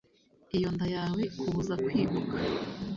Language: Kinyarwanda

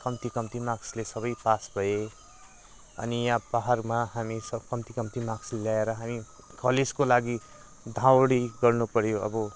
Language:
Nepali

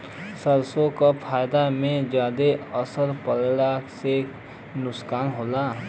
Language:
Bhojpuri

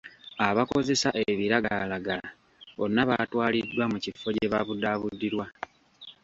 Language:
Ganda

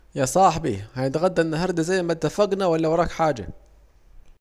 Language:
Saidi Arabic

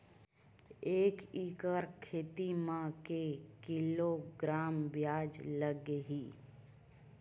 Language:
Chhattisgarhi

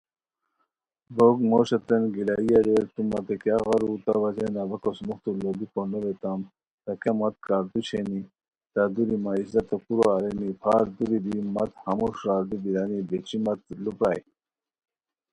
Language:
Khowar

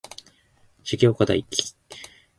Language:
Japanese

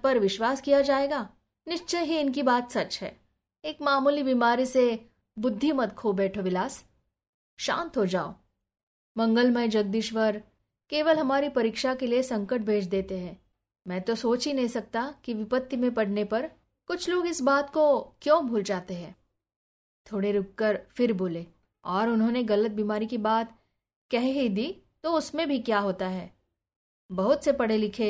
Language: Hindi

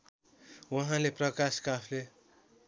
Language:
Nepali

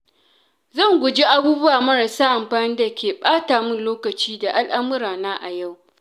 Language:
Hausa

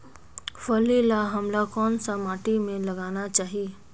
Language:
Chhattisgarhi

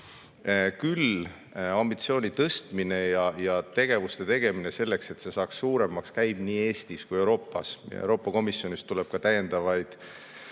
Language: Estonian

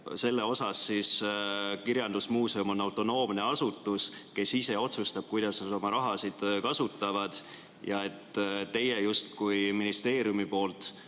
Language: Estonian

